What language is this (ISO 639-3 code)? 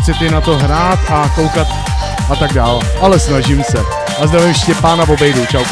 ces